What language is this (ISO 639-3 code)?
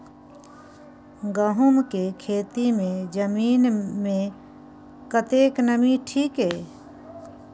mai